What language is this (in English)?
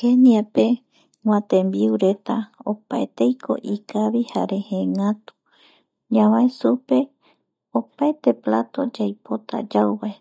Eastern Bolivian Guaraní